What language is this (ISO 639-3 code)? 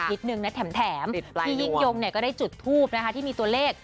tha